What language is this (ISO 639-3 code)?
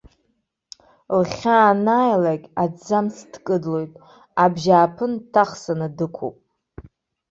abk